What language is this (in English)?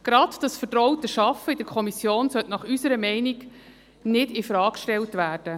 Swiss German